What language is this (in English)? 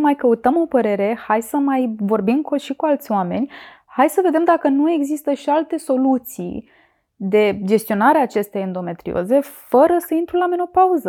Romanian